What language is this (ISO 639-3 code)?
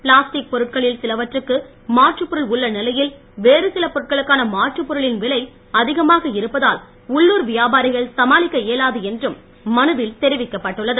tam